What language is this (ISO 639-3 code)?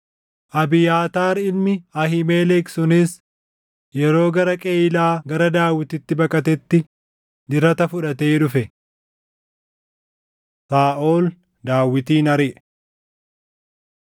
orm